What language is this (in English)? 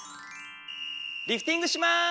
Japanese